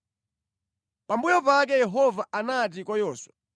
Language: Nyanja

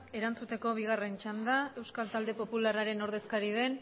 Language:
Basque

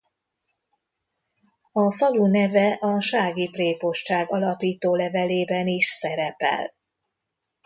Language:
Hungarian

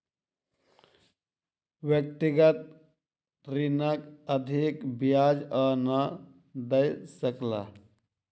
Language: Maithili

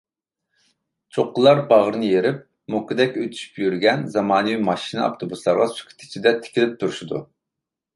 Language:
Uyghur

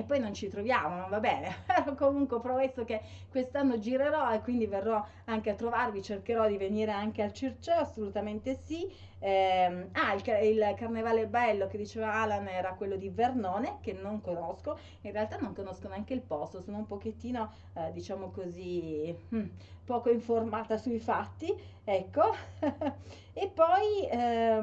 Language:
Italian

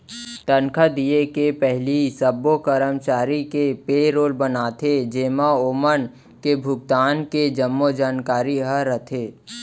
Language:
Chhattisgarhi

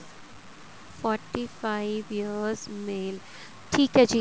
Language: Punjabi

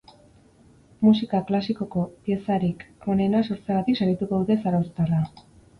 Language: Basque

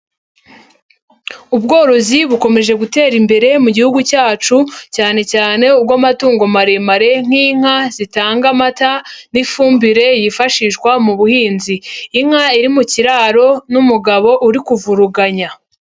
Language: Kinyarwanda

